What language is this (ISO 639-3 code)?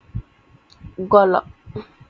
wol